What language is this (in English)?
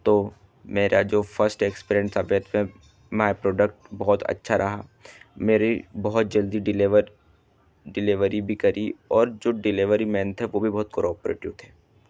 Hindi